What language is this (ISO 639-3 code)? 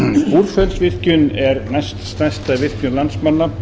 isl